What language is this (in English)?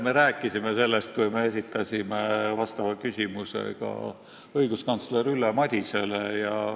Estonian